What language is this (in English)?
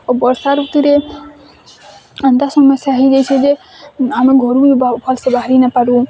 Odia